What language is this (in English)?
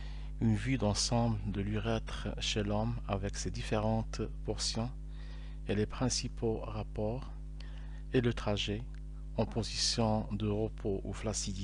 French